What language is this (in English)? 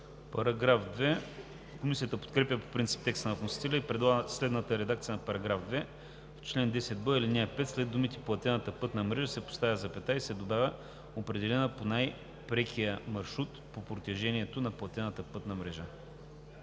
Bulgarian